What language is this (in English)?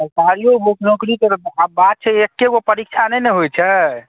Maithili